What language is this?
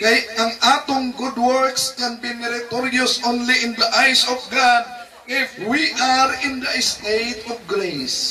Filipino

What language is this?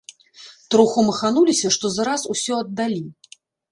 Belarusian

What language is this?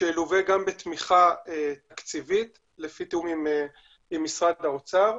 Hebrew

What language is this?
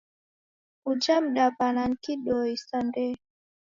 Taita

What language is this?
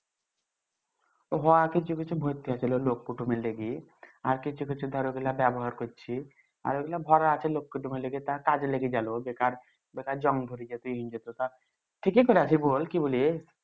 Bangla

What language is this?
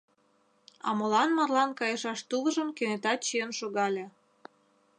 Mari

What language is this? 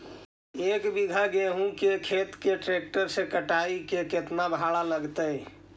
Magahi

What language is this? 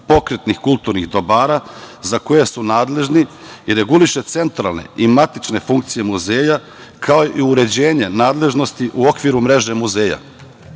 Serbian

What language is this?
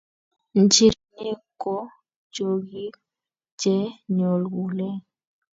Kalenjin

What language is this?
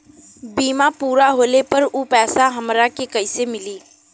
Bhojpuri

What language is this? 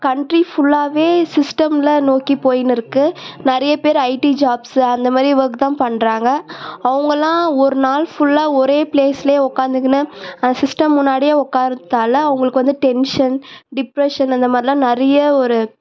Tamil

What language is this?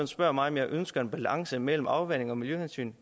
Danish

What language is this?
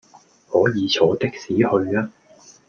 Cantonese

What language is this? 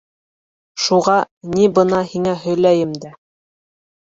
Bashkir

